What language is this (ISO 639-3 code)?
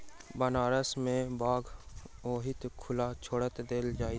mai